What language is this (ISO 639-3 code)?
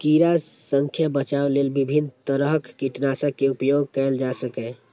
mai